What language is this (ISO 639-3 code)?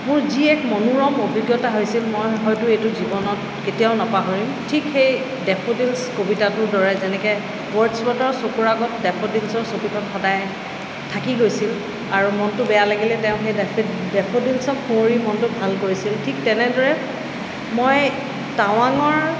asm